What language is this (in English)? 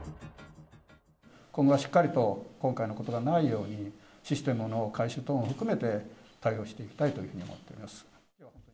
Japanese